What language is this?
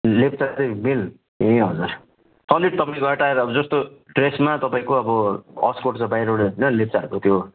Nepali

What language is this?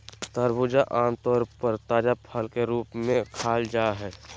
Magahi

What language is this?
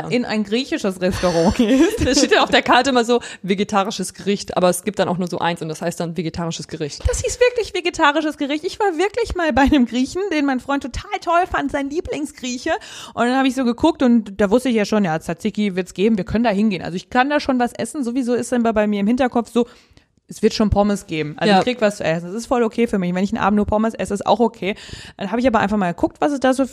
German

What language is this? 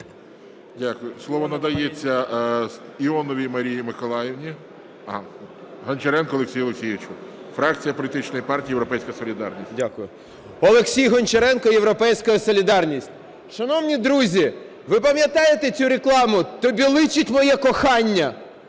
Ukrainian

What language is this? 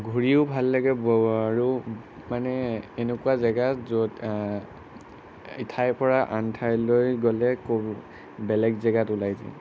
Assamese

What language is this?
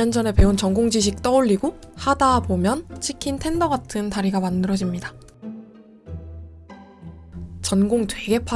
Korean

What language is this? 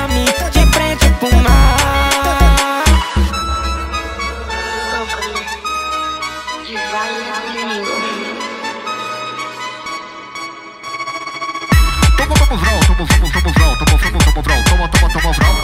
Romanian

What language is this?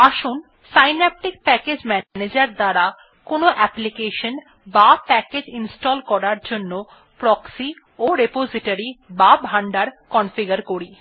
Bangla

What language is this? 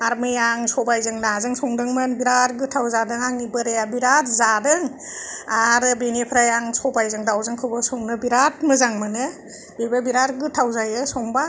Bodo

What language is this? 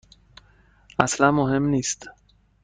Persian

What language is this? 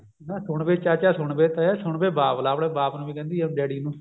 Punjabi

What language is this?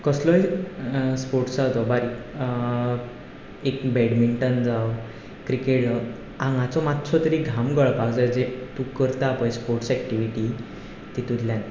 Konkani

